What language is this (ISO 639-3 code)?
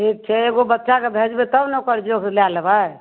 mai